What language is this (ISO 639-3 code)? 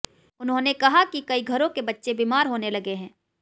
hin